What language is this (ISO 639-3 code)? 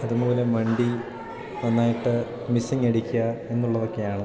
mal